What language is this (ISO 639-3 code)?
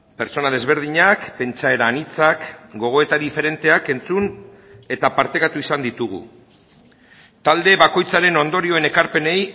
eus